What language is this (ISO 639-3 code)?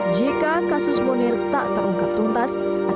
ind